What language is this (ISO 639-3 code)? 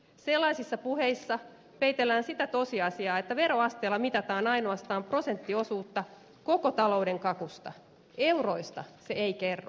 fin